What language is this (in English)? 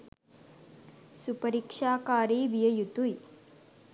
Sinhala